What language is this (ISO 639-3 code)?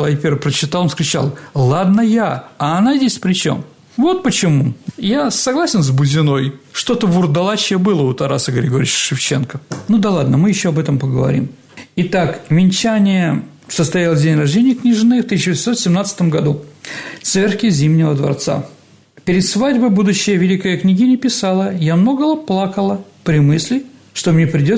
rus